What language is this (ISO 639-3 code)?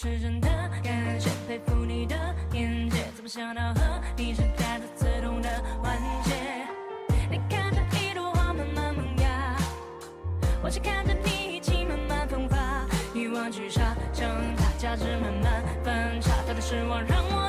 zho